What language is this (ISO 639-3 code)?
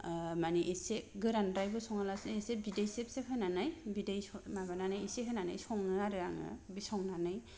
brx